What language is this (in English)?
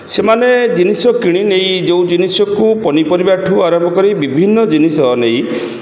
Odia